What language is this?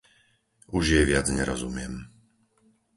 Slovak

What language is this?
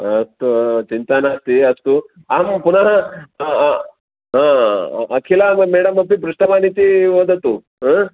Sanskrit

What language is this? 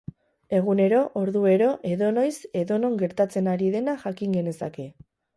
Basque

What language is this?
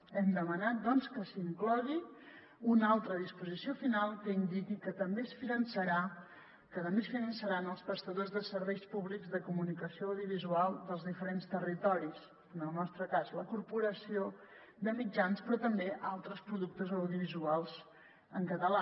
Catalan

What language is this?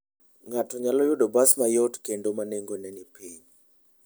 Luo (Kenya and Tanzania)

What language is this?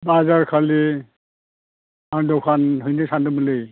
Bodo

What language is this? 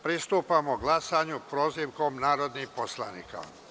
Serbian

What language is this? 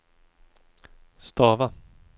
Swedish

